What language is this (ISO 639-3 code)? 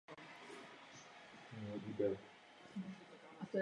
ces